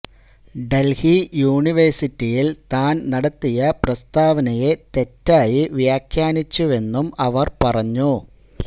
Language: Malayalam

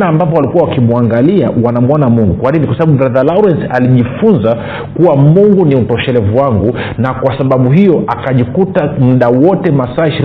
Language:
Swahili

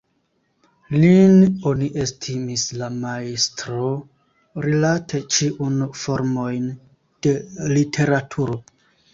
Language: Esperanto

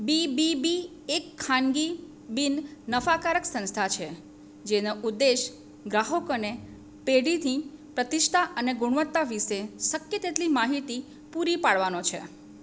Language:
Gujarati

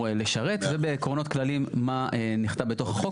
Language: Hebrew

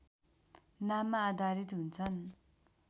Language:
Nepali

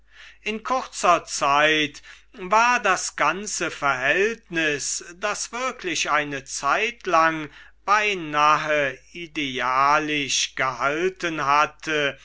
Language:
German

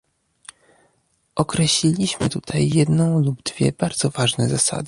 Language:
Polish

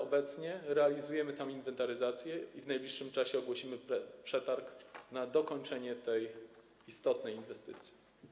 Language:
Polish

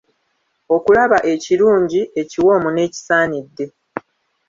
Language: Ganda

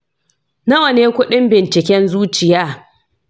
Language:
Hausa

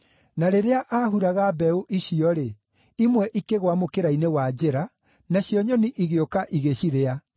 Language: Kikuyu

